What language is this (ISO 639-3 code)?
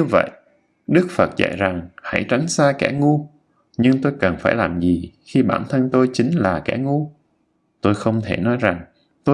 vie